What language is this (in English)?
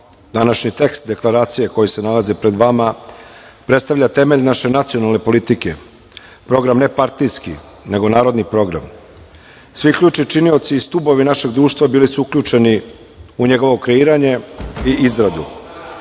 Serbian